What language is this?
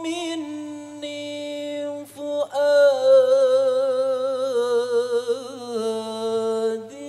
Arabic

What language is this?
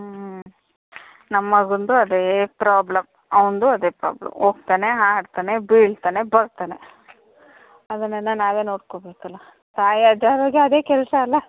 Kannada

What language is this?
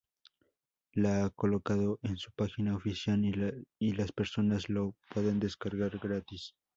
Spanish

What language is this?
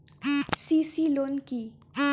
Bangla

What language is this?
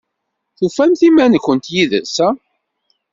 Kabyle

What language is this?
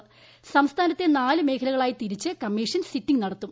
Malayalam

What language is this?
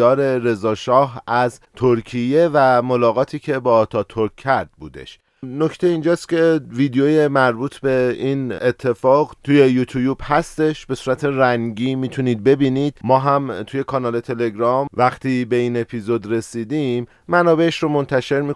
Persian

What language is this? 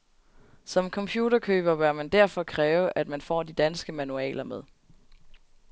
Danish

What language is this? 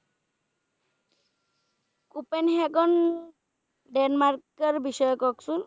Bangla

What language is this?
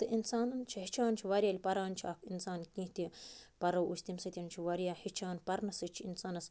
Kashmiri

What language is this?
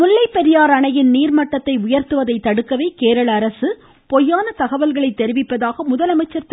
Tamil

